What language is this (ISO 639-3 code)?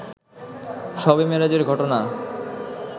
ben